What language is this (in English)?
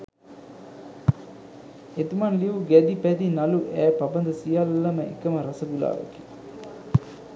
Sinhala